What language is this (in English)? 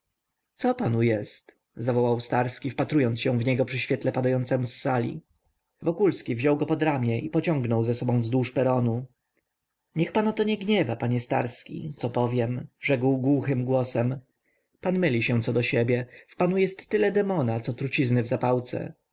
Polish